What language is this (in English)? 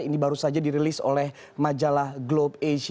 Indonesian